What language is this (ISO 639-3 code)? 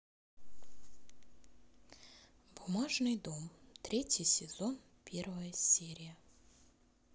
rus